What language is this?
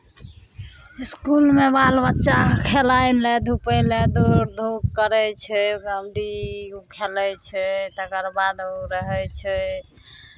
Maithili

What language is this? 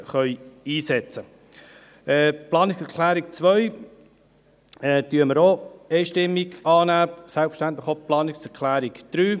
Swiss German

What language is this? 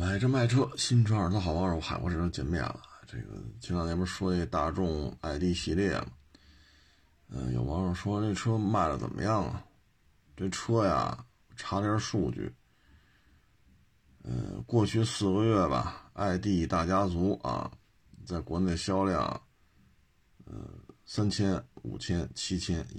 Chinese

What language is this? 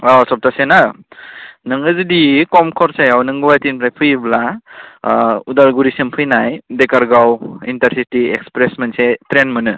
Bodo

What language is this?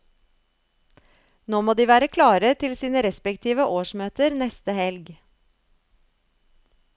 Norwegian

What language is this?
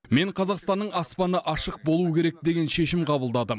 Kazakh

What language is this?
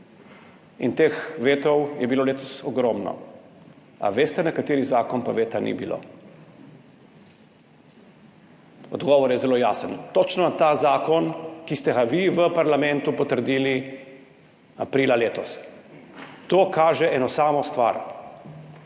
Slovenian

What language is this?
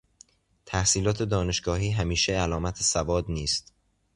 Persian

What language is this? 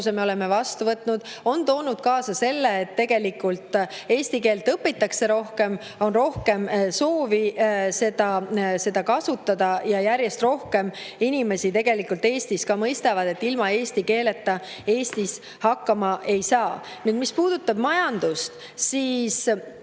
Estonian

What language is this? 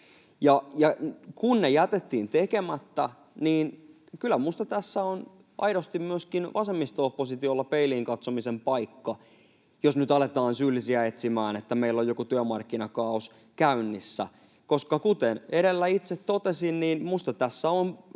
Finnish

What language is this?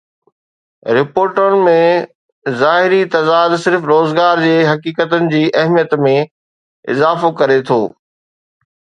Sindhi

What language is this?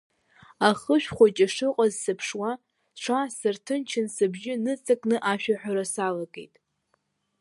Abkhazian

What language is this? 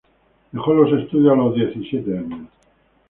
Spanish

